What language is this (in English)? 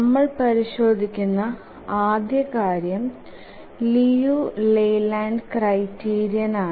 Malayalam